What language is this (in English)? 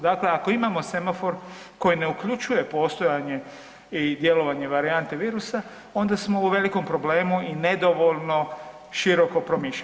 Croatian